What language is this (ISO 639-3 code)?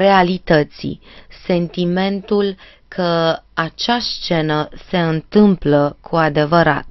ron